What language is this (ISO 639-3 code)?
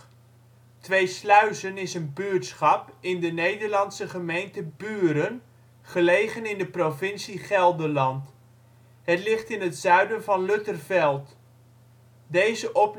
nld